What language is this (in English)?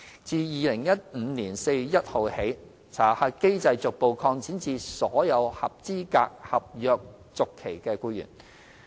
Cantonese